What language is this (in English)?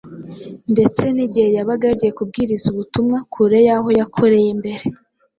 Kinyarwanda